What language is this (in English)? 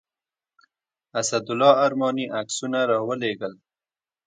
Pashto